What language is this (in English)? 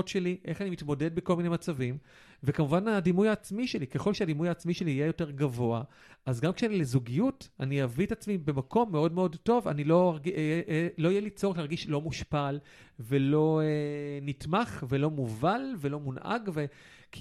Hebrew